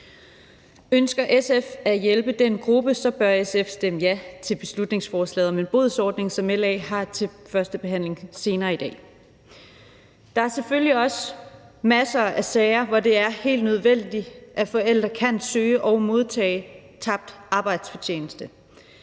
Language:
Danish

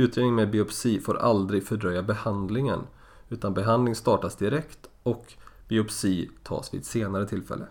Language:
Swedish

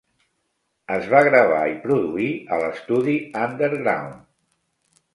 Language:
Catalan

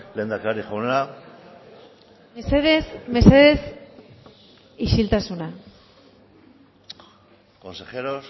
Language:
Basque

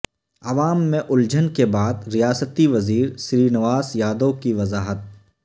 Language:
Urdu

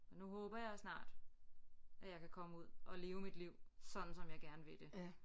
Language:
Danish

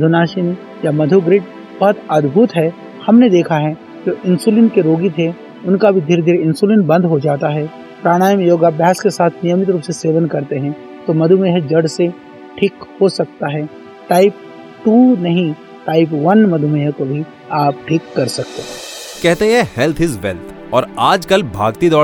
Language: Hindi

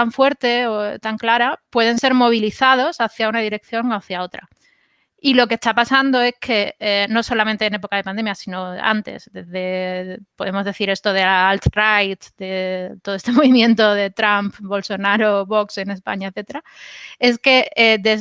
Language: Spanish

